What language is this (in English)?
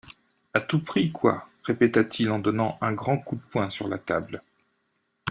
French